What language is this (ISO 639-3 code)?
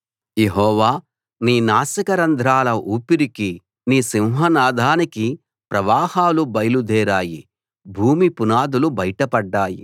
tel